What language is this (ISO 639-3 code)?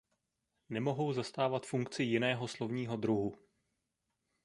ces